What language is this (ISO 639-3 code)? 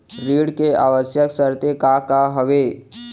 hne